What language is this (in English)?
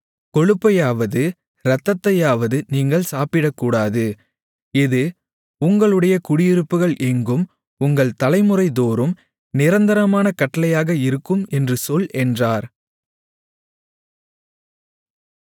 Tamil